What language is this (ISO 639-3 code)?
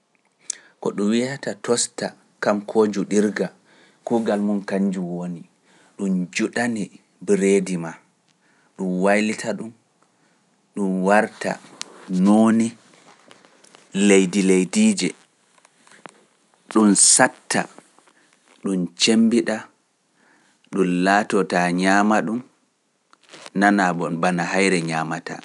fuf